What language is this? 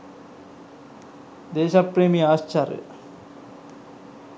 Sinhala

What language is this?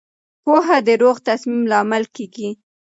Pashto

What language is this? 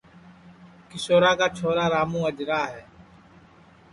Sansi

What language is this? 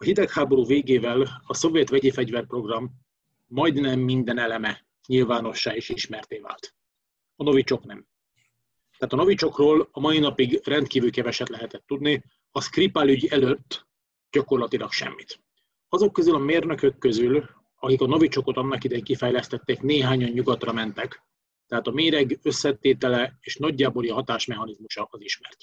Hungarian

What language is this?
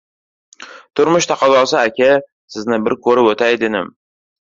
Uzbek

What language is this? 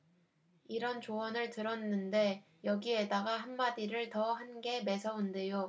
Korean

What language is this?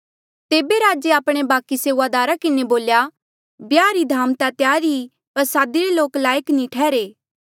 Mandeali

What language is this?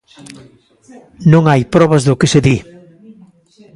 Galician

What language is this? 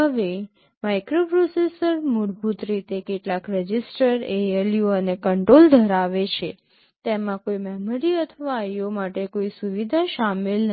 Gujarati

